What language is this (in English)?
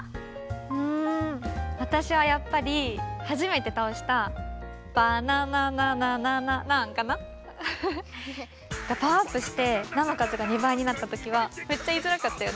Japanese